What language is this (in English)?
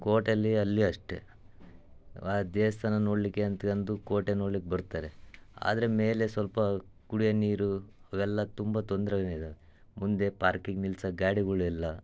Kannada